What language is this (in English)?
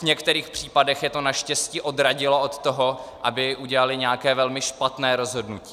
Czech